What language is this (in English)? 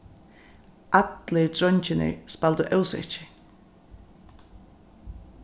Faroese